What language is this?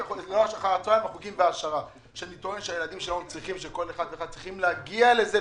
Hebrew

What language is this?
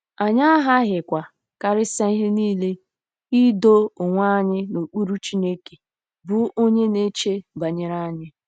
Igbo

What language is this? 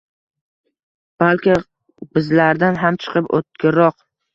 Uzbek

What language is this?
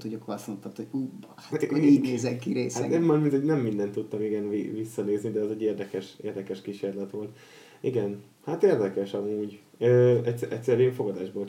Hungarian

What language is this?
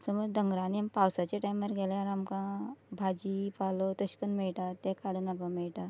Konkani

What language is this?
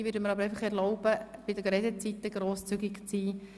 Swiss German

